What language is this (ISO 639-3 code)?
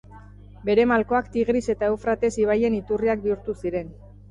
eus